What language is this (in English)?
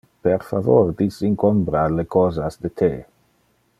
Interlingua